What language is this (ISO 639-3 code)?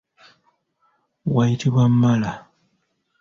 lug